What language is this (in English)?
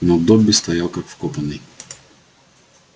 Russian